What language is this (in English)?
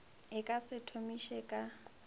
Northern Sotho